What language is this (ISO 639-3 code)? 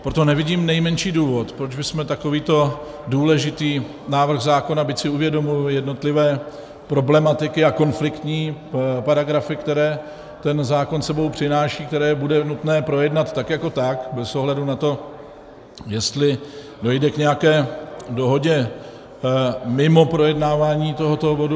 ces